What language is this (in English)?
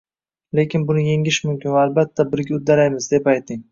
Uzbek